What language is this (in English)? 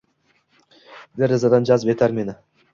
Uzbek